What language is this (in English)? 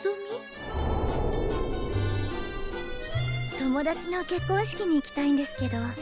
Japanese